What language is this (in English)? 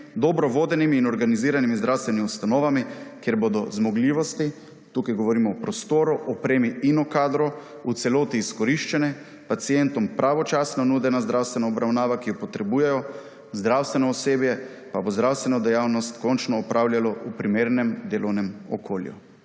Slovenian